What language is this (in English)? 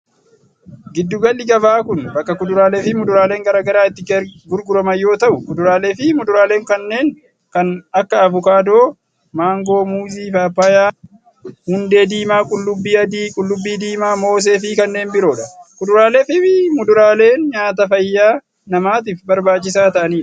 Oromo